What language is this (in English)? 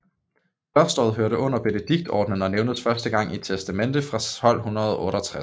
Danish